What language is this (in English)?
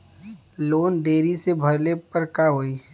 Bhojpuri